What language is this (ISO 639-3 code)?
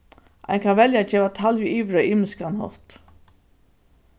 fao